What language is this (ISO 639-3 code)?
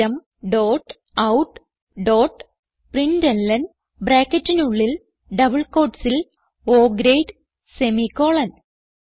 mal